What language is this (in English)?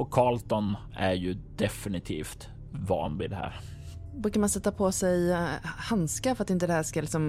Swedish